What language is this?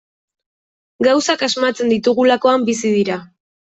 Basque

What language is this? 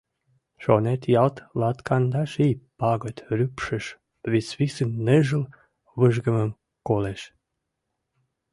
Mari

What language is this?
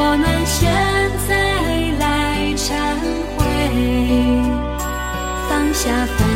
Chinese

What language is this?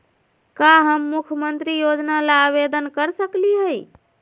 Magahi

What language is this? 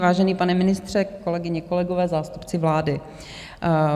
Czech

